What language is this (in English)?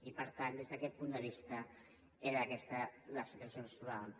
Catalan